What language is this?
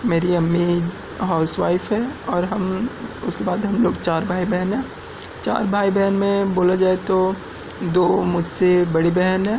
Urdu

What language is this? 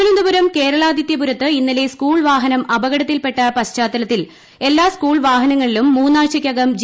Malayalam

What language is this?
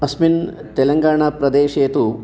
Sanskrit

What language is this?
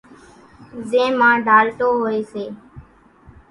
Kachi Koli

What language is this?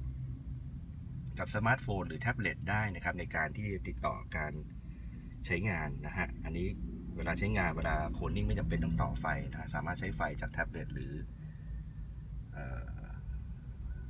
Thai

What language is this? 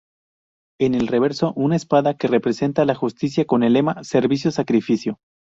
Spanish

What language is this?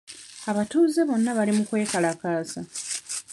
Ganda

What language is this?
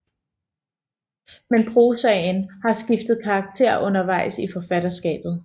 Danish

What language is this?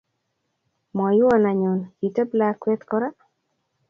Kalenjin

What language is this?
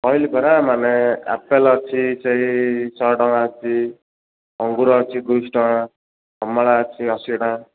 Odia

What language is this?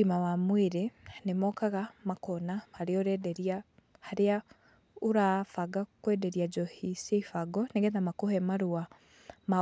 Kikuyu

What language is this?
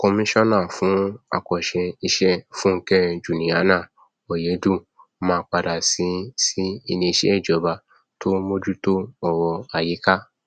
Yoruba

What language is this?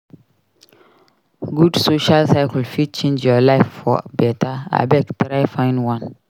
Nigerian Pidgin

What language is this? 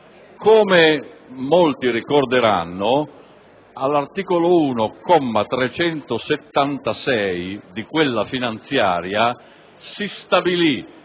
Italian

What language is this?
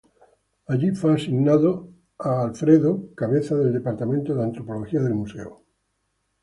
Spanish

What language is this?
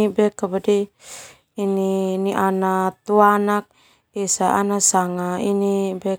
Termanu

